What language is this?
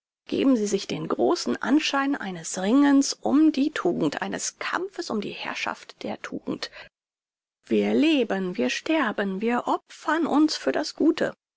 German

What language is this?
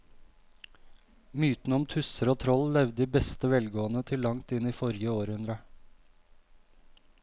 Norwegian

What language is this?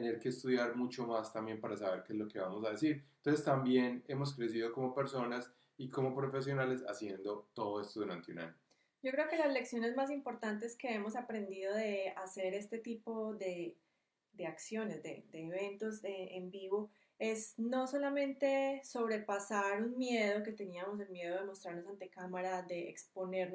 Spanish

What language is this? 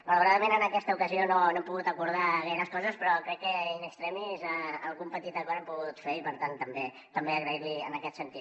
Catalan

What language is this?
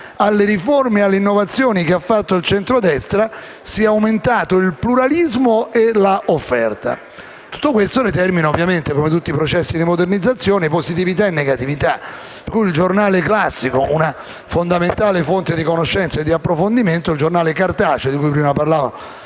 Italian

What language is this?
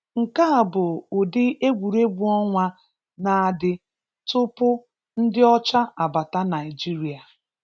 Igbo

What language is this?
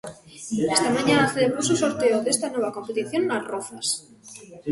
Galician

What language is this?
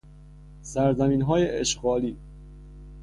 Persian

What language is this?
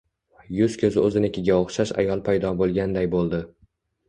Uzbek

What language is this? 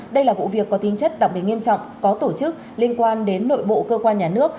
Vietnamese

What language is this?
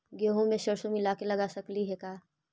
Magahi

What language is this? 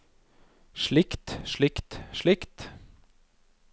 Norwegian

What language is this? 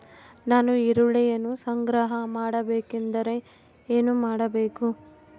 Kannada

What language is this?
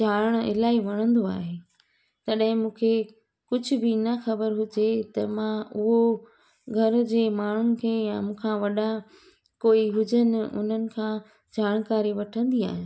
Sindhi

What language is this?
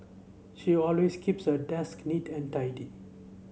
English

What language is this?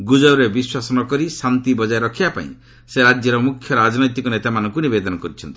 Odia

